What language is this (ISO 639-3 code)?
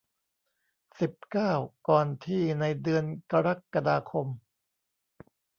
tha